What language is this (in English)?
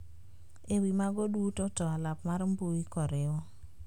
Luo (Kenya and Tanzania)